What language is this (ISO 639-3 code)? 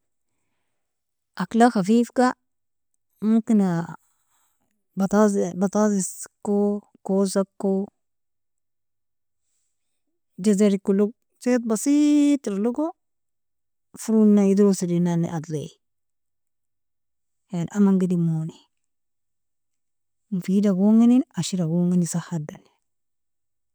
fia